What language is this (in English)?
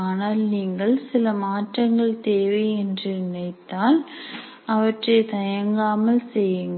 Tamil